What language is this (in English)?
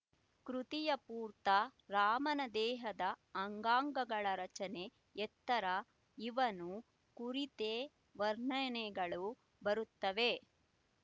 Kannada